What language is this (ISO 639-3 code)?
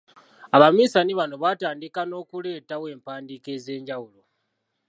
lug